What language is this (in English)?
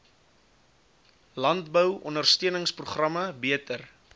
Afrikaans